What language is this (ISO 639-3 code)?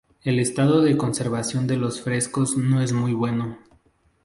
spa